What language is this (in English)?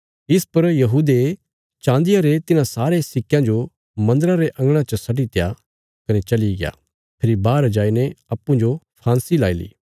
Bilaspuri